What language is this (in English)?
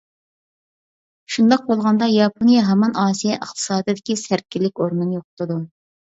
Uyghur